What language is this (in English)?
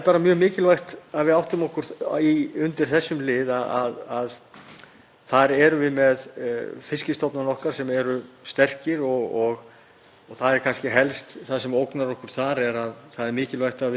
Icelandic